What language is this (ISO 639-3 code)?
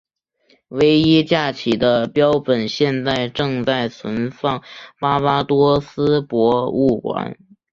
zho